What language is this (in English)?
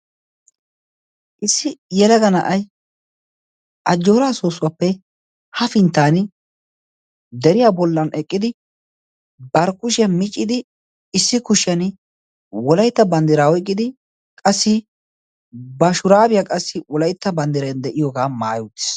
Wolaytta